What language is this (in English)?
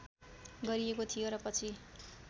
Nepali